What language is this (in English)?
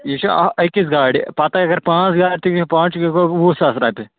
Kashmiri